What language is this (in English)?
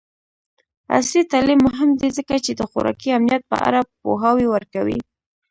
Pashto